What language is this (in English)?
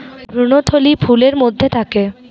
Bangla